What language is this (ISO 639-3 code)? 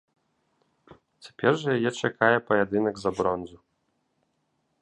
bel